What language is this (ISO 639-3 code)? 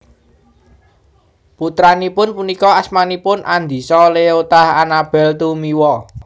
jav